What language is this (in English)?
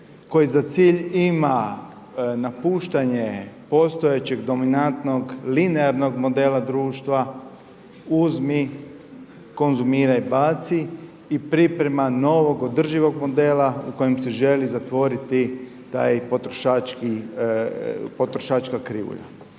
Croatian